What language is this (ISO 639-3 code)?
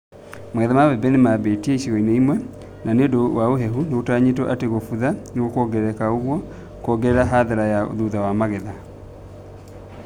kik